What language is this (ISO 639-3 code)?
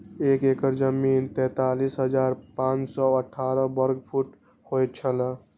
mai